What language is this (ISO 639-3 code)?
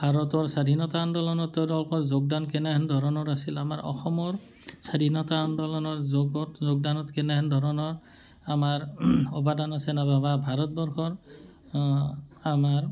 asm